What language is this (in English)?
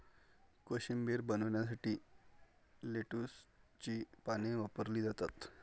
Marathi